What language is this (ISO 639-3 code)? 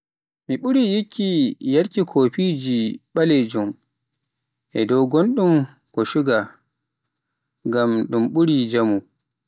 fuf